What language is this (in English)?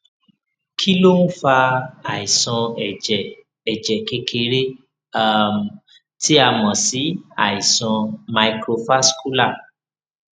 Yoruba